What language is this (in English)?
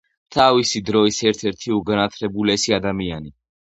Georgian